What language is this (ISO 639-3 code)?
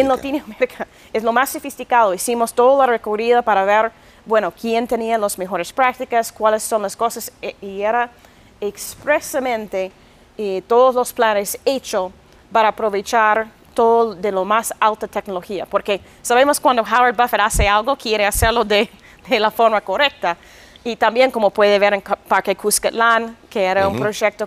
spa